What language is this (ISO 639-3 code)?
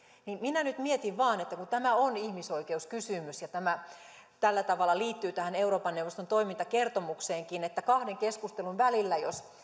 fin